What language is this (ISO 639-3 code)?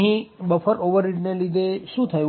guj